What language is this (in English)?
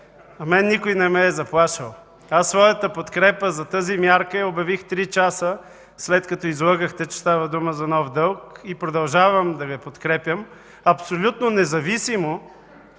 Bulgarian